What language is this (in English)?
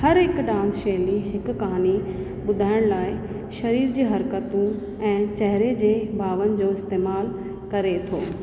Sindhi